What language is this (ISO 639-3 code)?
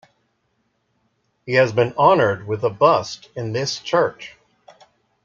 eng